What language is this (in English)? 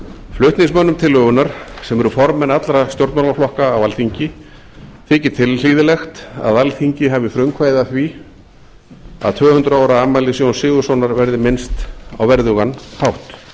Icelandic